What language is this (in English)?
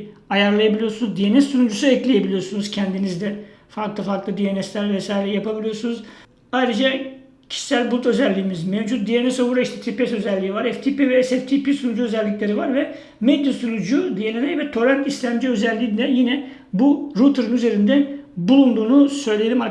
Turkish